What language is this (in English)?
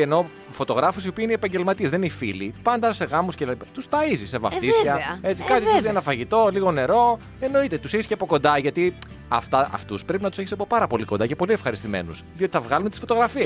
Greek